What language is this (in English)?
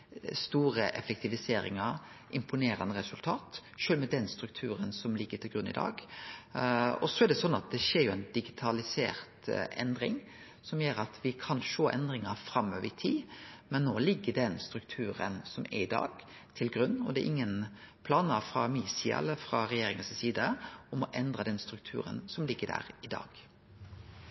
Norwegian Nynorsk